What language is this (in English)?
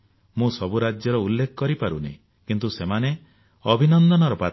Odia